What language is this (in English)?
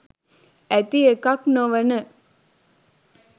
Sinhala